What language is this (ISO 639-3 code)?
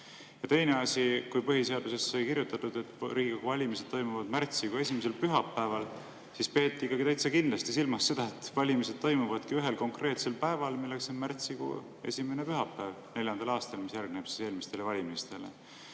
est